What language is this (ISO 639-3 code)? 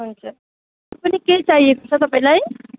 nep